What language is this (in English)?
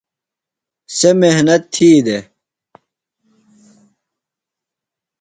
Phalura